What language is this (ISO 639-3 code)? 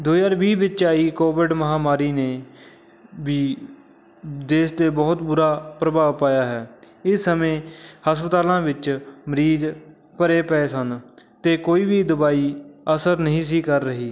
pan